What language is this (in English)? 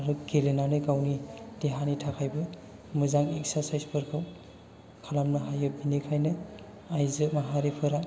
Bodo